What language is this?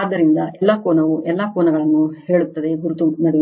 Kannada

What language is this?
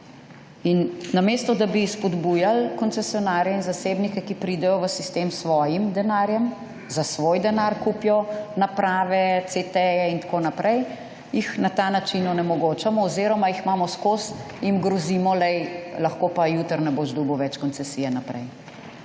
Slovenian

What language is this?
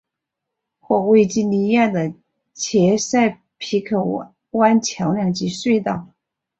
Chinese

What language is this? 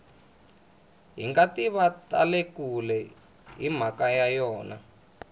Tsonga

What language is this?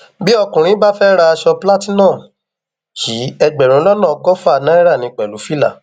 Yoruba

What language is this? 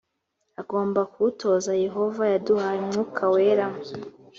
Kinyarwanda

